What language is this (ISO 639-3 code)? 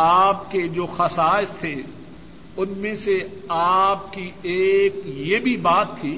urd